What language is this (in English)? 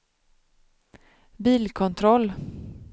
Swedish